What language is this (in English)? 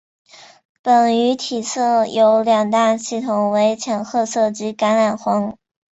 Chinese